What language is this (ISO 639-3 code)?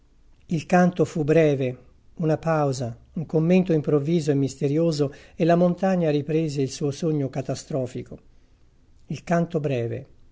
ita